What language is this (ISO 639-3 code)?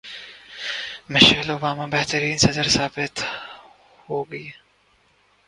urd